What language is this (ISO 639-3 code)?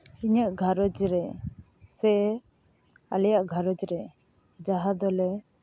sat